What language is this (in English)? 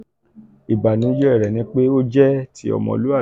Yoruba